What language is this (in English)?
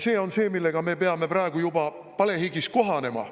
Estonian